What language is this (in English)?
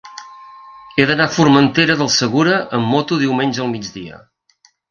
Catalan